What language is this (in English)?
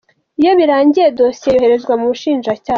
Kinyarwanda